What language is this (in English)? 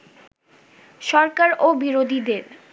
Bangla